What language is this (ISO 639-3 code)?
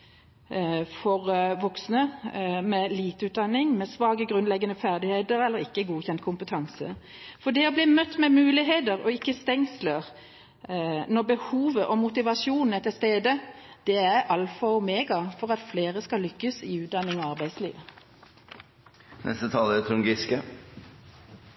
nob